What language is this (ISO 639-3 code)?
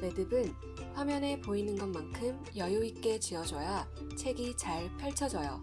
kor